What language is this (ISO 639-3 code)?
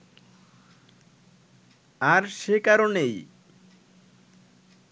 ben